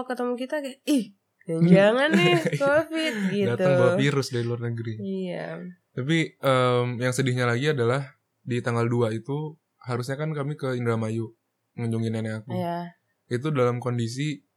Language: Indonesian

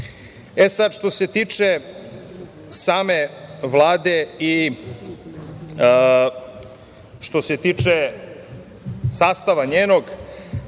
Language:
Serbian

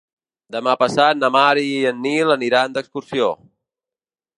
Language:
Catalan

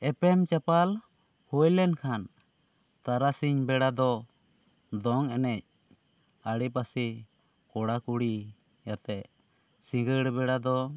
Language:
Santali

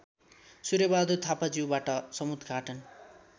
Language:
Nepali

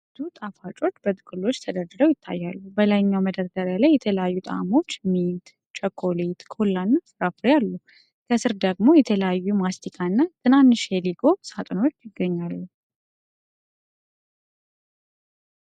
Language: Amharic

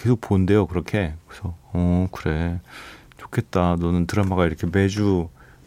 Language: Korean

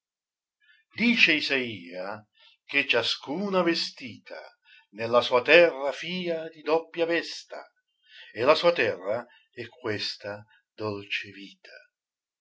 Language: Italian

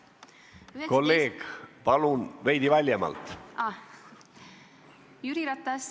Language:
Estonian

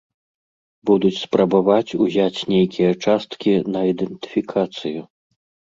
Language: Belarusian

